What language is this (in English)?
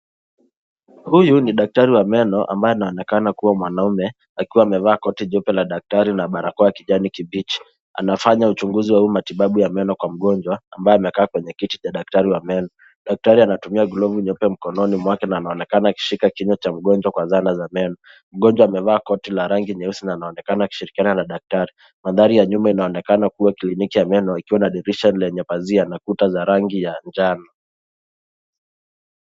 Swahili